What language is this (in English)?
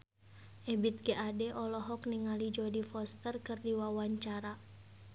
Sundanese